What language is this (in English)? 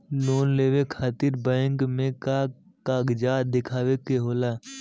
Bhojpuri